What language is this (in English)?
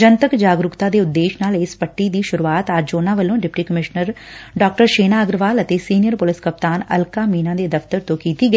Punjabi